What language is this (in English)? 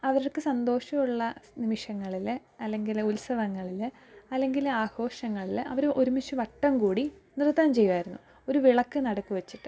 Malayalam